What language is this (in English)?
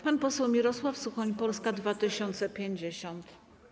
Polish